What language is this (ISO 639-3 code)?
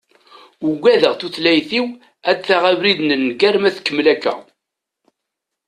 kab